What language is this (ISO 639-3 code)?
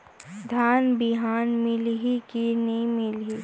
hne